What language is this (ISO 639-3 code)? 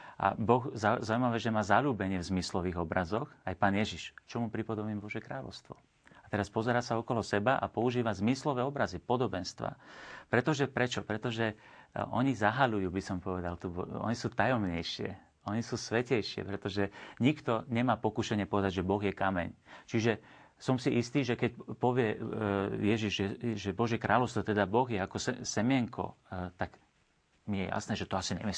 slk